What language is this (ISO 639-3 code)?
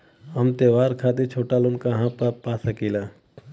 bho